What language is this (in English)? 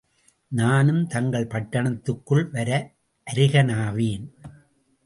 Tamil